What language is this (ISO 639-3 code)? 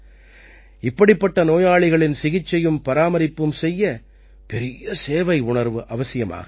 tam